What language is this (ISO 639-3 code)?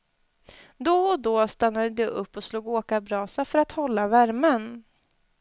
swe